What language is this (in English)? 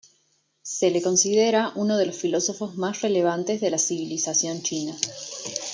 Spanish